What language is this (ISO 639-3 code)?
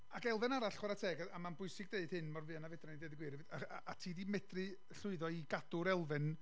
cym